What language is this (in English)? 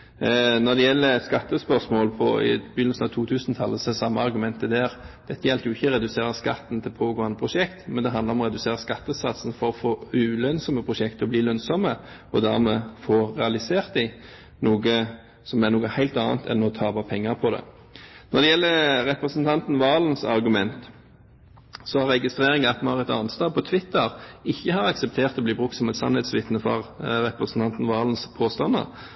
Norwegian Bokmål